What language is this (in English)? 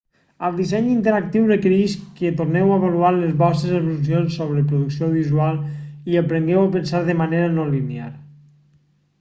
Catalan